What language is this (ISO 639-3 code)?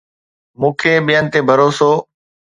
snd